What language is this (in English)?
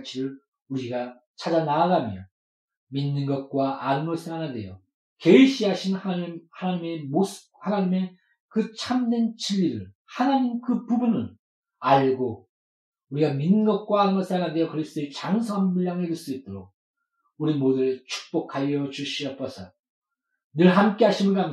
Korean